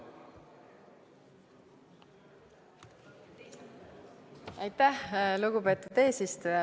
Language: Estonian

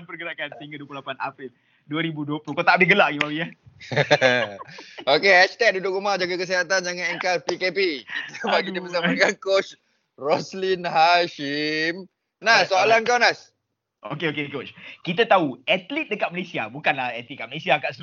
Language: Malay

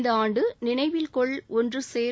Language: Tamil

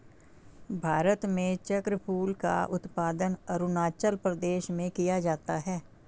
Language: Hindi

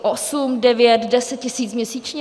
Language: Czech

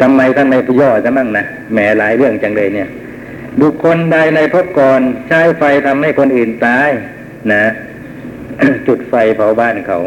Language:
Thai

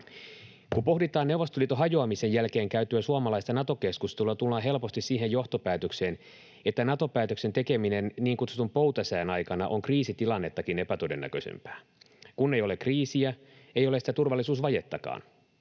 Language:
Finnish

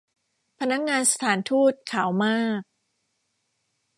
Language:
Thai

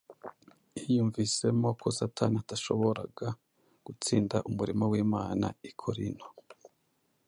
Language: Kinyarwanda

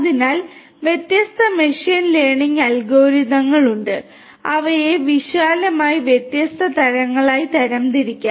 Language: Malayalam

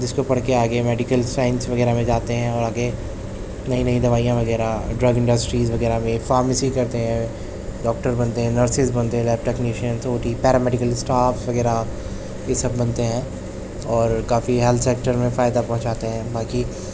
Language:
Urdu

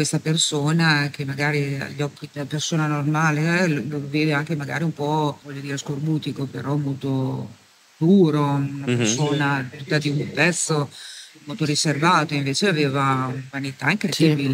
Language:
Italian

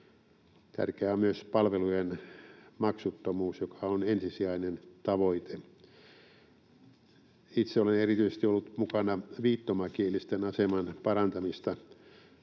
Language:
Finnish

